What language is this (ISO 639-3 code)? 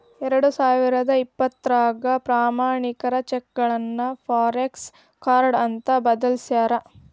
kan